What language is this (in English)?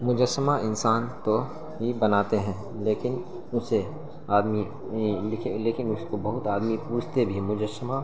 Urdu